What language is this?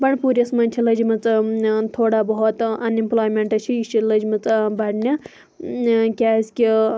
Kashmiri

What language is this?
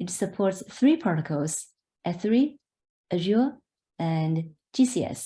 English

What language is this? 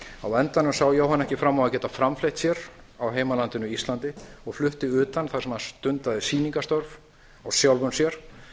Icelandic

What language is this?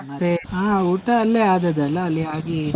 Kannada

